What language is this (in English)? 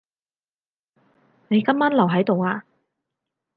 Cantonese